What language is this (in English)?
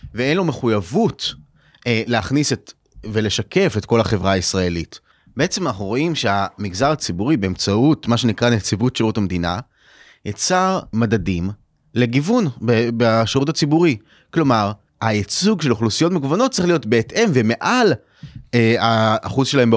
Hebrew